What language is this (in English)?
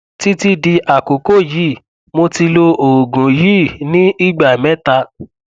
Yoruba